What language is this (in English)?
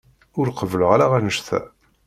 Kabyle